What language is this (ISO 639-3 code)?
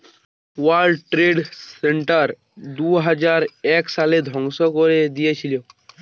ben